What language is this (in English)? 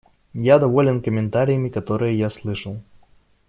Russian